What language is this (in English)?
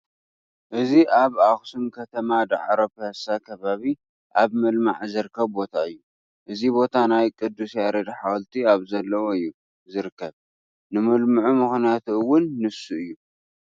Tigrinya